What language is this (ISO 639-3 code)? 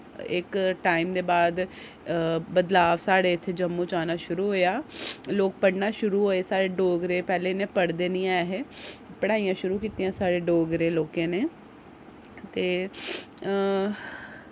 doi